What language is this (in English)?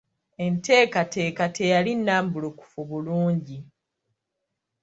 Ganda